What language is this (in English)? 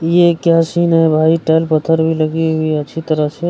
Hindi